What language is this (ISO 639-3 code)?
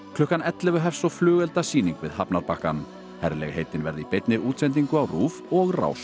isl